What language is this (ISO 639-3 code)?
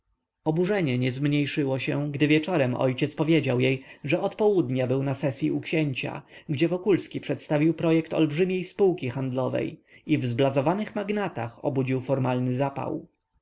pol